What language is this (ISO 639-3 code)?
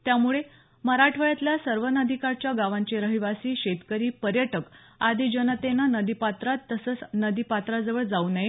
mar